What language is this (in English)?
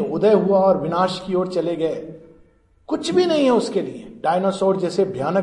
Hindi